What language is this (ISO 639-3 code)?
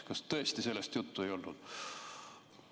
est